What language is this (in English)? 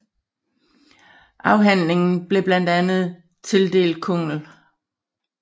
Danish